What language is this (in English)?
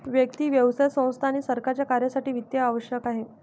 Marathi